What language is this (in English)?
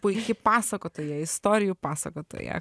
Lithuanian